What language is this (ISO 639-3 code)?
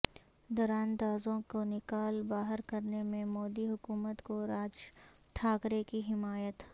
urd